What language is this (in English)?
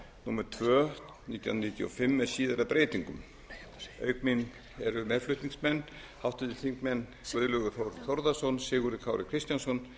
Icelandic